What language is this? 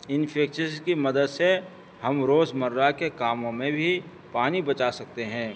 Urdu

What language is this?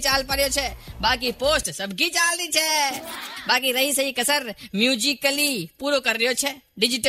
Hindi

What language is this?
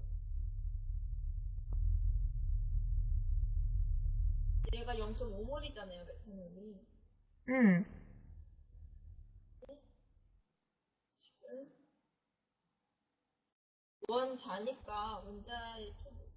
Korean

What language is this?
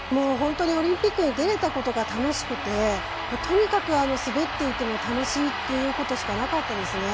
Japanese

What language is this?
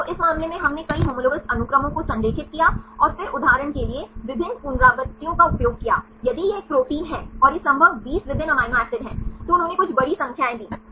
Hindi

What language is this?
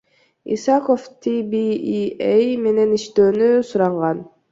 Kyrgyz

